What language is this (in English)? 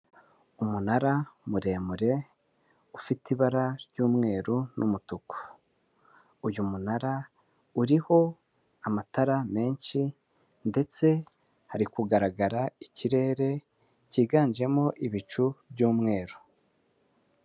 Kinyarwanda